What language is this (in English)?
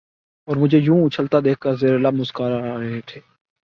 Urdu